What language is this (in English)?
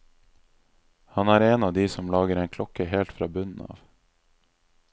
Norwegian